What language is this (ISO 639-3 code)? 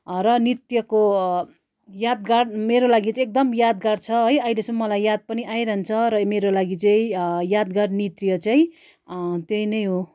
nep